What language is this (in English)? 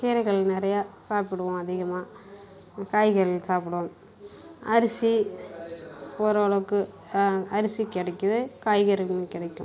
Tamil